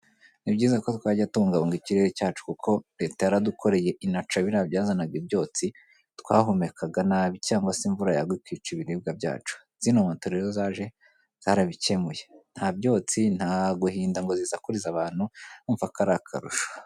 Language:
Kinyarwanda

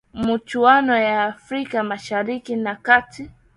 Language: Swahili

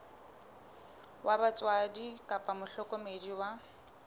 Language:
Southern Sotho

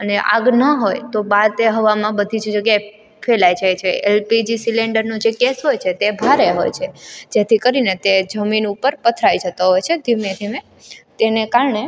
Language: Gujarati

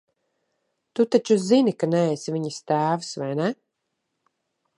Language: Latvian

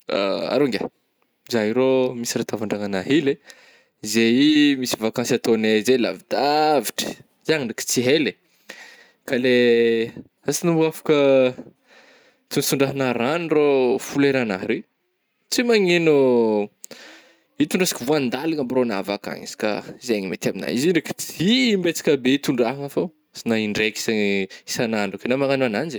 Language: Northern Betsimisaraka Malagasy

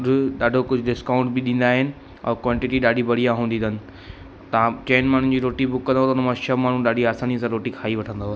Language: Sindhi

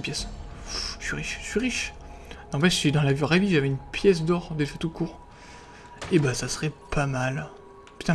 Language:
French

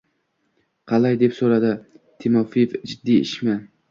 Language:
Uzbek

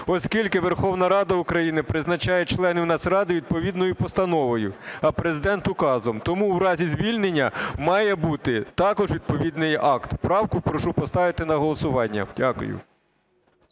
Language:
Ukrainian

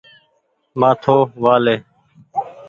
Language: Goaria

